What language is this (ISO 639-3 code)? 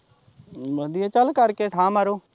pan